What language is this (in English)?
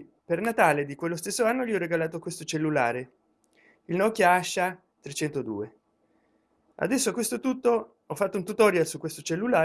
Italian